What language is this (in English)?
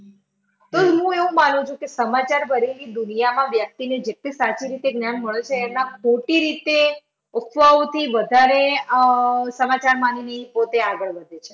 Gujarati